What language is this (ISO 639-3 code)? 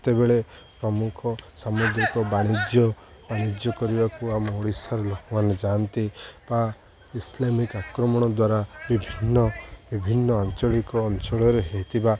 ori